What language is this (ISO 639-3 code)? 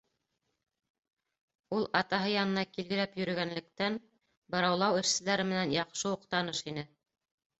bak